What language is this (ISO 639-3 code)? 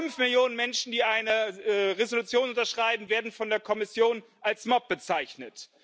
deu